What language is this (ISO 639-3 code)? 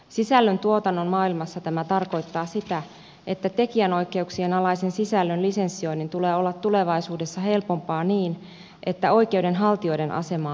fin